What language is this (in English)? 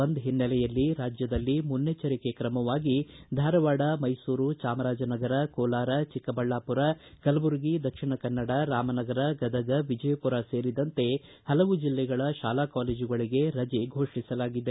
Kannada